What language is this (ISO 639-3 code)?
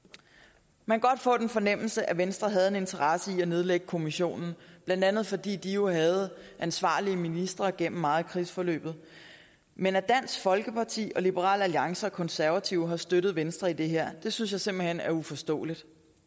dan